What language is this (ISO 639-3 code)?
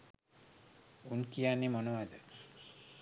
sin